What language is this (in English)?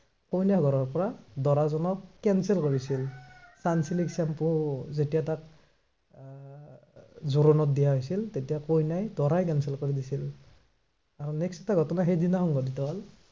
Assamese